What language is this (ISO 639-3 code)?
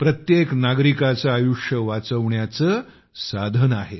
mar